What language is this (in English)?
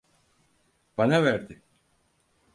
Turkish